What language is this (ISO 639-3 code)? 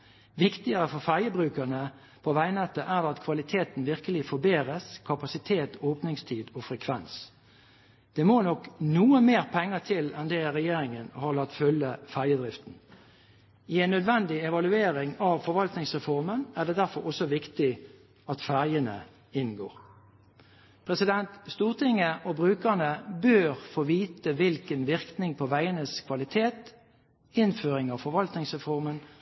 nob